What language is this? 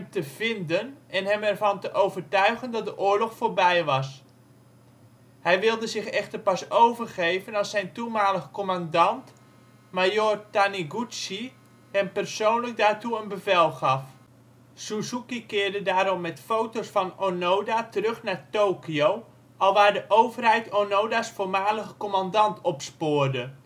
Dutch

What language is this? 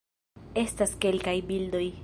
Esperanto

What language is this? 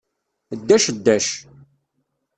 Kabyle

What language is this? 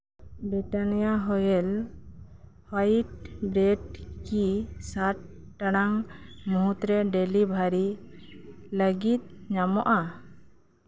Santali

